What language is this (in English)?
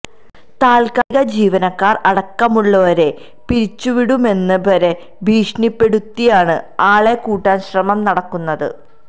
Malayalam